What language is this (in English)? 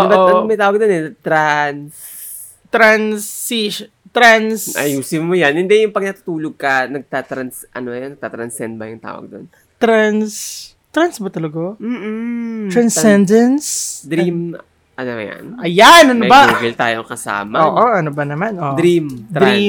Filipino